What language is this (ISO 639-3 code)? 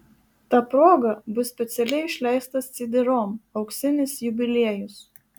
lit